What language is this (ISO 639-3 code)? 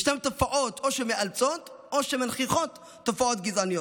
heb